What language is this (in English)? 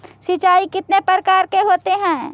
Magahi